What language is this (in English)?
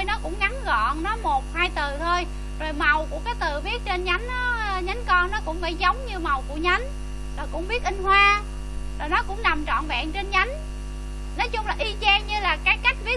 Vietnamese